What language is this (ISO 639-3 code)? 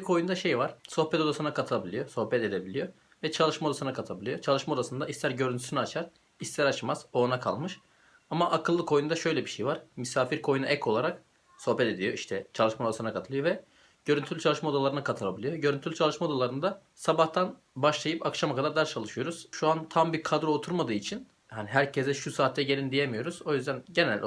tur